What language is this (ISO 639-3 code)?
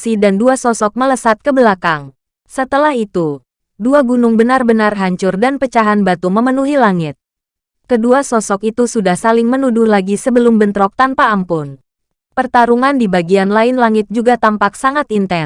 ind